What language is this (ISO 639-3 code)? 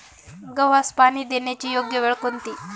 mar